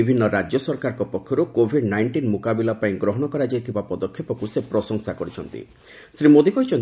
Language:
Odia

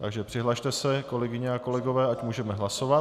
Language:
Czech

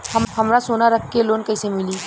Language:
Bhojpuri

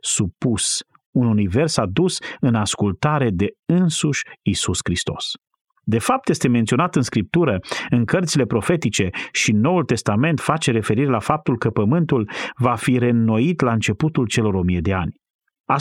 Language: Romanian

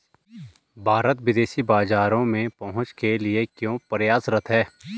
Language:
Hindi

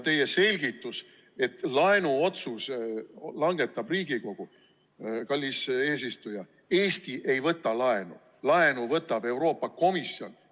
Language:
Estonian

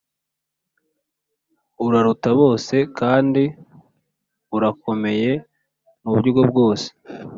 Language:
Kinyarwanda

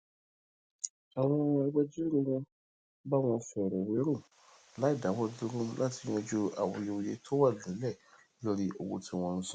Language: Yoruba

